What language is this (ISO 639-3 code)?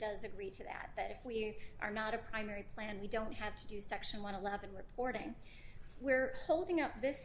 eng